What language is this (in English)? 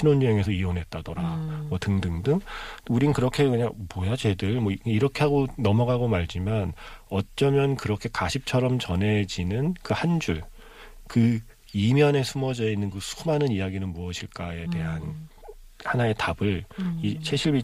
Korean